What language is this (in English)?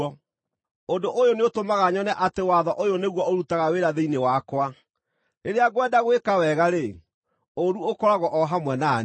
Kikuyu